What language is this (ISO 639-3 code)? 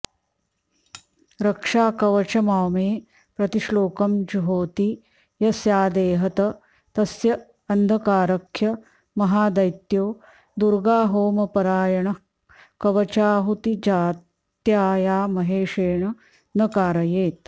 san